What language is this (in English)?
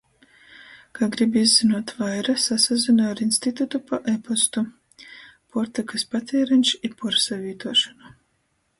Latgalian